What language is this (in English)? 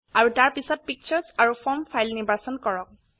Assamese